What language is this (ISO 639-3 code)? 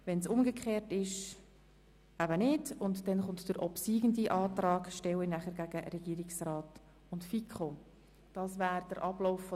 gsw